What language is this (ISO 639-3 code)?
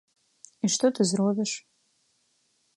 bel